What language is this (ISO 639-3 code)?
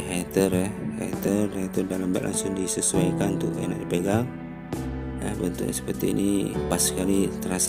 ind